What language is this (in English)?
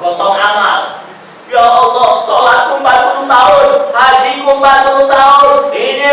Indonesian